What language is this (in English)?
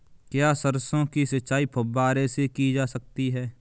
Hindi